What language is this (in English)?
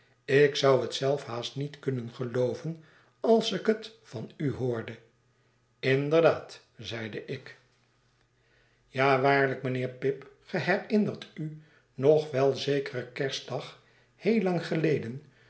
Dutch